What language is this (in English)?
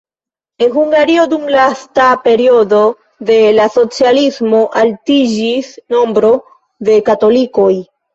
Esperanto